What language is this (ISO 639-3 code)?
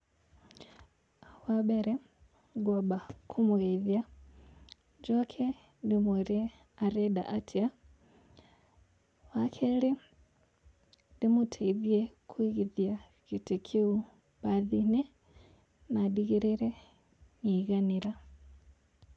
kik